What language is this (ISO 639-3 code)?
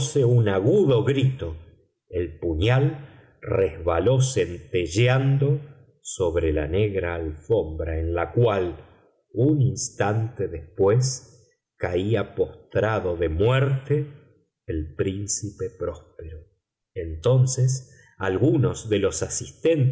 spa